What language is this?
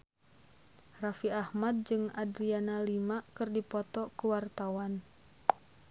Sundanese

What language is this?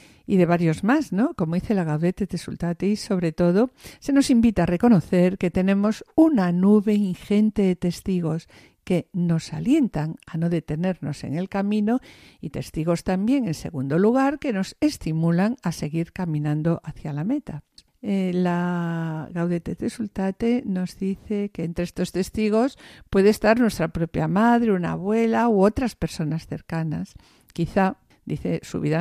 Spanish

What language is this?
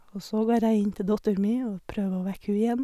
Norwegian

